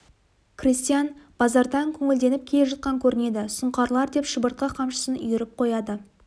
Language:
Kazakh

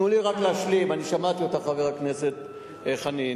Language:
Hebrew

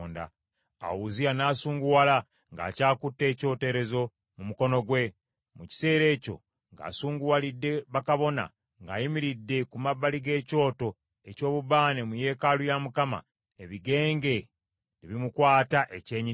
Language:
Ganda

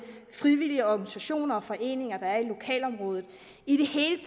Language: Danish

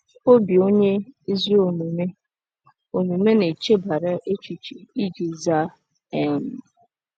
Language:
Igbo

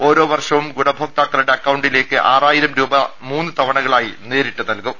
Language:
Malayalam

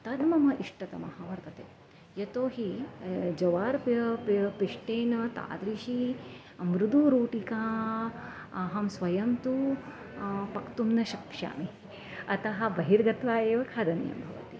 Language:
Sanskrit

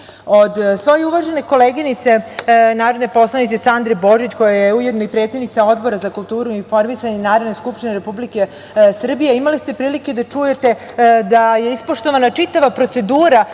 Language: Serbian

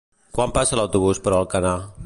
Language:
Catalan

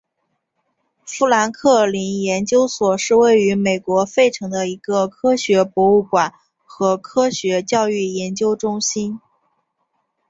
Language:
Chinese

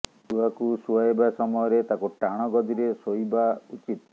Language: Odia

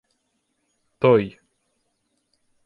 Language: Ukrainian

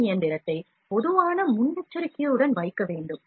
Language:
Tamil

